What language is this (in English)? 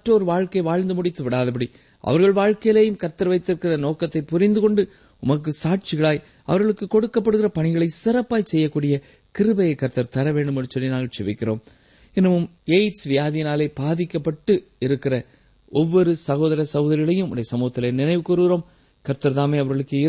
Tamil